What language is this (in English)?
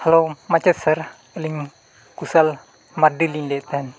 Santali